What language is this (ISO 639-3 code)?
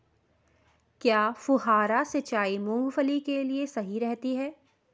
hin